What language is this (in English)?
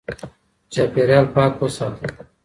Pashto